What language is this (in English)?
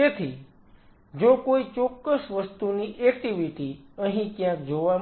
Gujarati